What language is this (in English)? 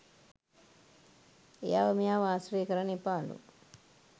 Sinhala